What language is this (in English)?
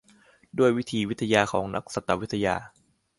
Thai